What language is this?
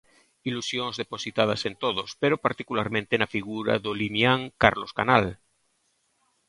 Galician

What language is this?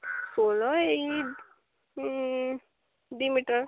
Odia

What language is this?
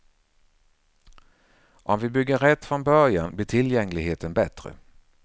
Swedish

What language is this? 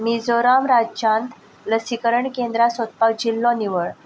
Konkani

